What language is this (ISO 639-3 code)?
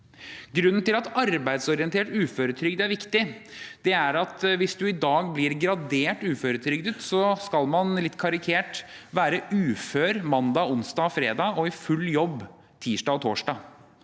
nor